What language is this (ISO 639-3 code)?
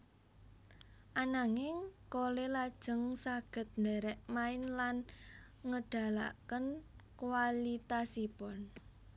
jav